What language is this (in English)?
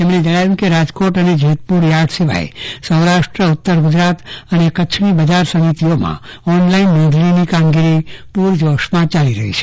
Gujarati